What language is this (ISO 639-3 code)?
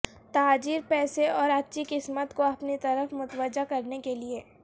urd